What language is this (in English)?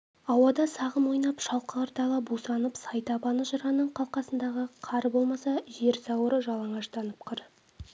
Kazakh